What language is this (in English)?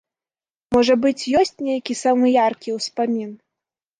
Belarusian